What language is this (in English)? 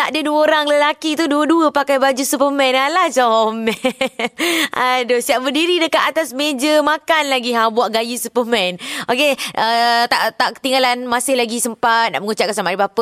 Malay